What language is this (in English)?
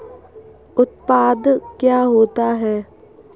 Hindi